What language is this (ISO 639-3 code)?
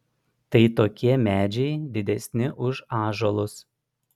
lit